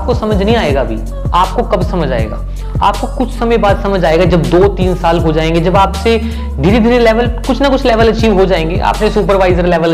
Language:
Hindi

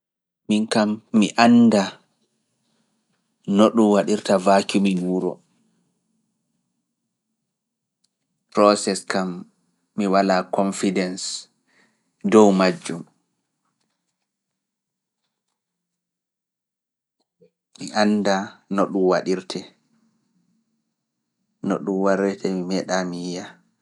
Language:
Fula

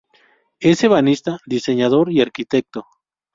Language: Spanish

